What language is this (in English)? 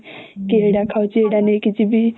Odia